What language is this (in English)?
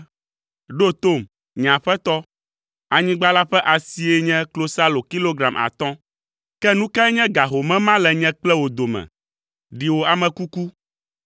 Ewe